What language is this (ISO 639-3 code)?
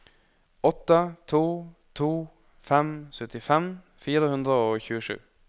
nor